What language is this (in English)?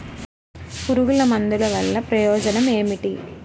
Telugu